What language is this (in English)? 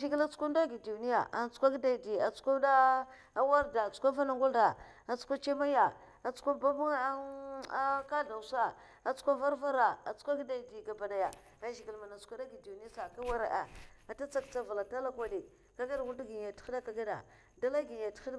Mafa